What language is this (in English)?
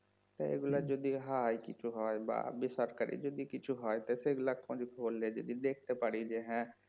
Bangla